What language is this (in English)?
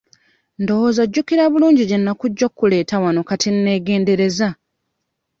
Ganda